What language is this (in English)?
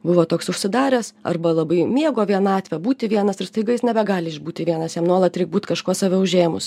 Lithuanian